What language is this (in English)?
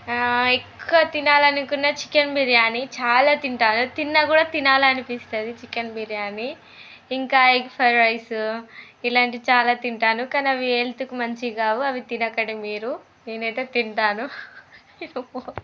Telugu